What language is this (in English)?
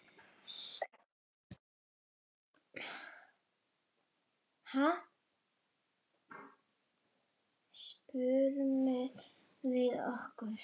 Icelandic